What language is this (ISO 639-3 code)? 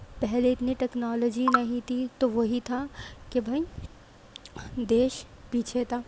urd